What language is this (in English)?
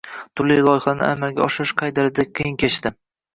Uzbek